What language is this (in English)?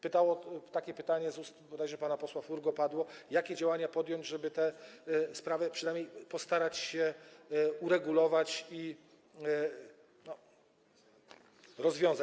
Polish